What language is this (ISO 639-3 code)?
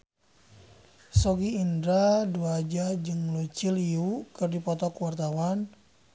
sun